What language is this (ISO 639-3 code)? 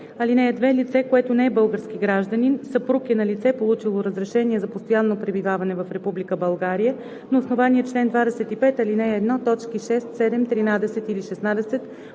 bul